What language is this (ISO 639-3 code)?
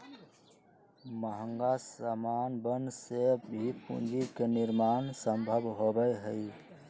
mag